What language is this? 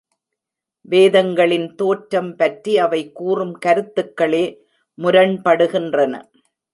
Tamil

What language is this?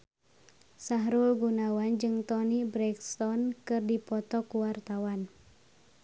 Sundanese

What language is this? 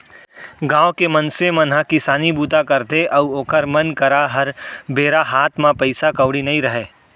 Chhattisgarhi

